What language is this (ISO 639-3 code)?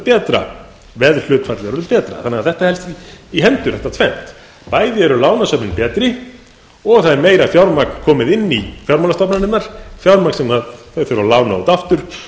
isl